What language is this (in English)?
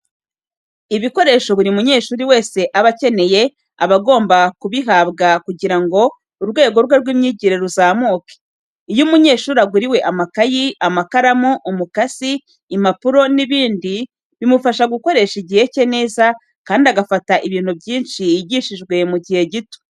Kinyarwanda